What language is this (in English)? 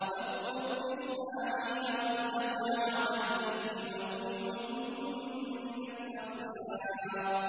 Arabic